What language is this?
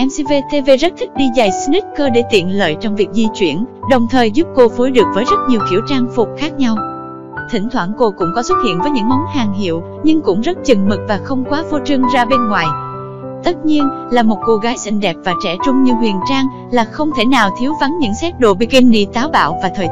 Vietnamese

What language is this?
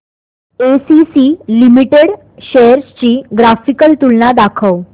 Marathi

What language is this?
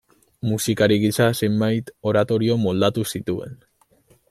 Basque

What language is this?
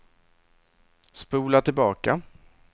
Swedish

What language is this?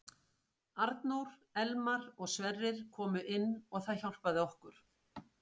Icelandic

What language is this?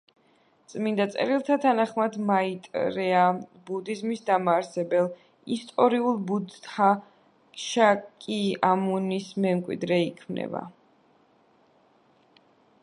Georgian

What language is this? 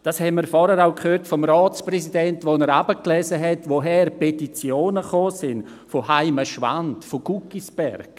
Swiss German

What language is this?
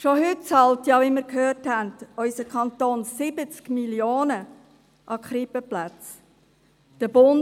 Swiss German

